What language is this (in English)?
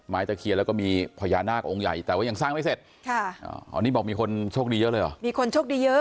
Thai